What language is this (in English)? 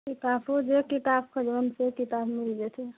Maithili